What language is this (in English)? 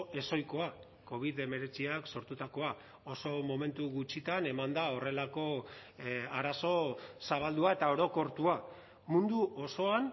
Basque